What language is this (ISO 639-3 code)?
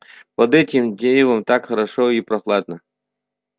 rus